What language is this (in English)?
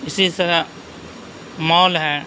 Urdu